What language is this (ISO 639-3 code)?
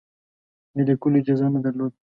pus